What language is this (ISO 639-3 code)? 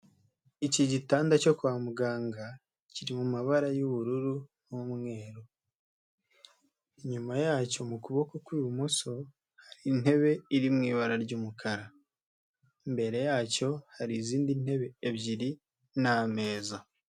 kin